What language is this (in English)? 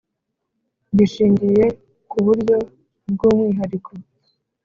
Kinyarwanda